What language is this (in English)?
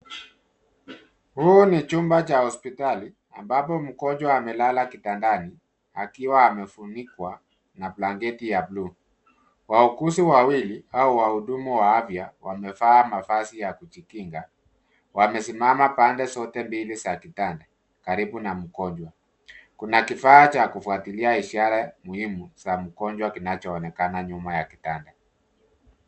Swahili